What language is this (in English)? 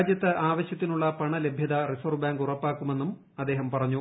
Malayalam